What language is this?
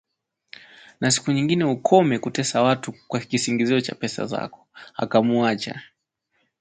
Swahili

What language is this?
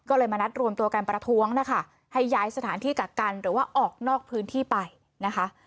Thai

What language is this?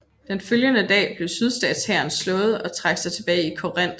Danish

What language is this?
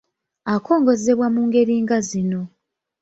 Ganda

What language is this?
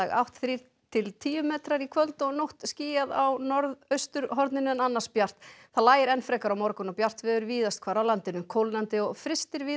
Icelandic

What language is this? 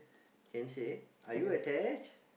English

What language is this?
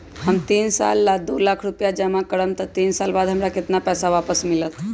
Magahi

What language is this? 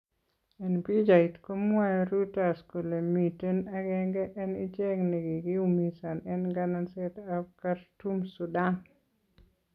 Kalenjin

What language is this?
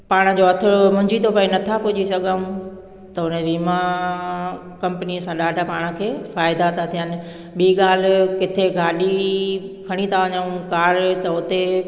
Sindhi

